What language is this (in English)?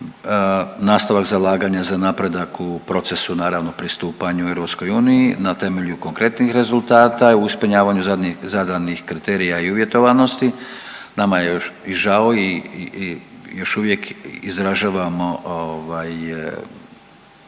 Croatian